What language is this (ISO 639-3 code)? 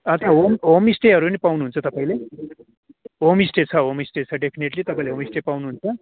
nep